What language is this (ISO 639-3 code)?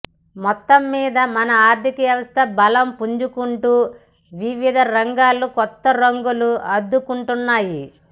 tel